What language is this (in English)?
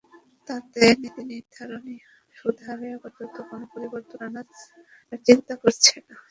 Bangla